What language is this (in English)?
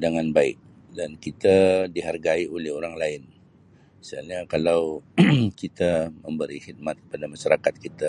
Sabah Malay